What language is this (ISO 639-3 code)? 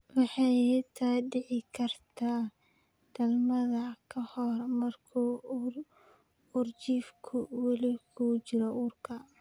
som